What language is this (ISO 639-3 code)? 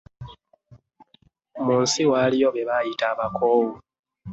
lug